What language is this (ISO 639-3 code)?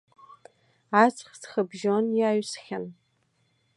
abk